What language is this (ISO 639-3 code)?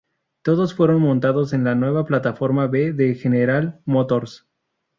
spa